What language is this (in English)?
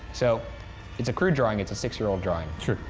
English